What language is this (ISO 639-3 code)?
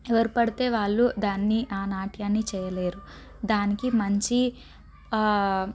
tel